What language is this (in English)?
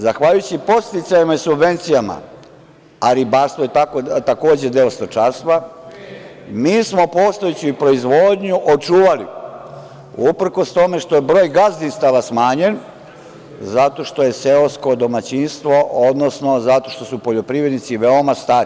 Serbian